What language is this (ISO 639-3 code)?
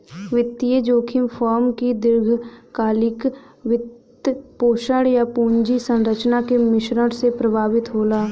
bho